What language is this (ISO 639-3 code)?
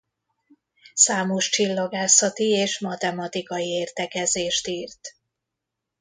hun